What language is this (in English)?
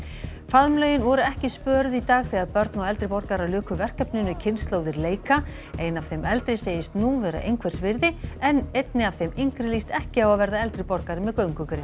Icelandic